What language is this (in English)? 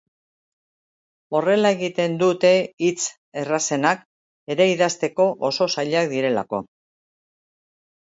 Basque